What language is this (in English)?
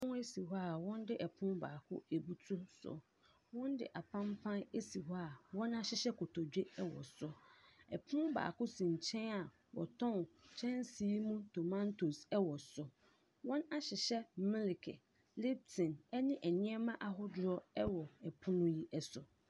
Akan